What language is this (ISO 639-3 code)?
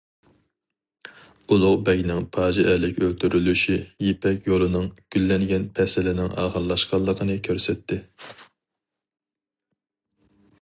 uig